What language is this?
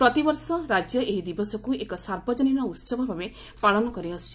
Odia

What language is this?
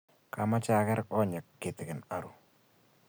Kalenjin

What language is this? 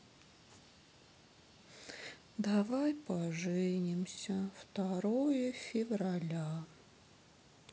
Russian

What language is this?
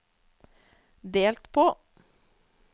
Norwegian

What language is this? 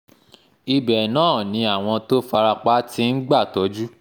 Yoruba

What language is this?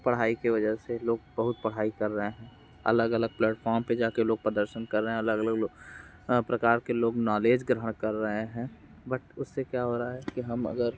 Hindi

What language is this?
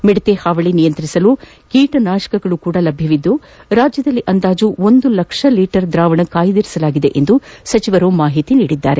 Kannada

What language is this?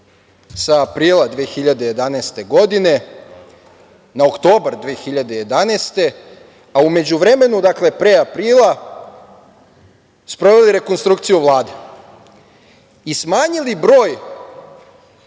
Serbian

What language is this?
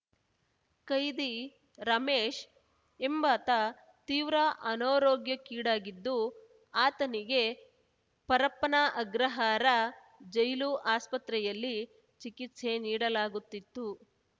Kannada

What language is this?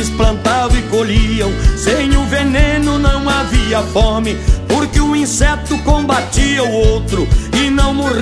Portuguese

